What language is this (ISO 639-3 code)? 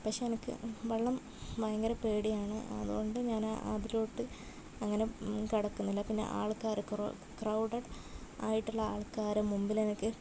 mal